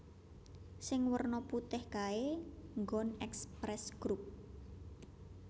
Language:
Javanese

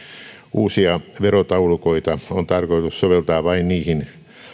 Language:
Finnish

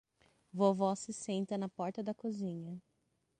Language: Portuguese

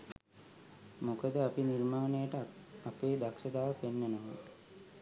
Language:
Sinhala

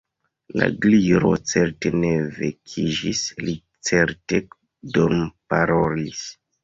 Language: Esperanto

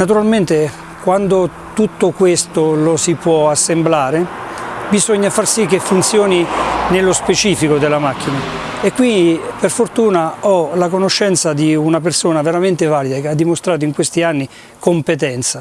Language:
Italian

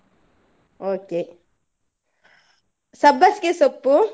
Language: Kannada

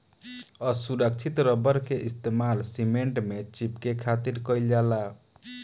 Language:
Bhojpuri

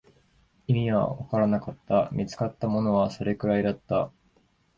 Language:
Japanese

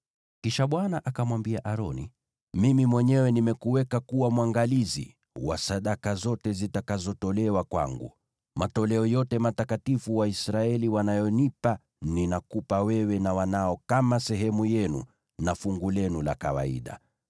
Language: Swahili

